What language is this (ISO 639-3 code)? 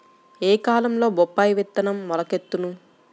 tel